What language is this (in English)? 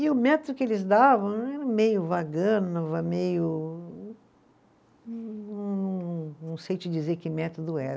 Portuguese